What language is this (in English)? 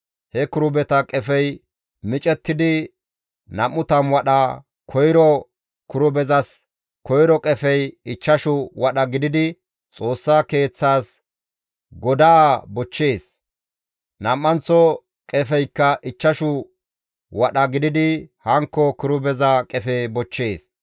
Gamo